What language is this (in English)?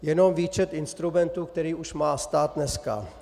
Czech